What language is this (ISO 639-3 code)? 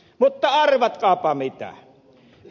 fin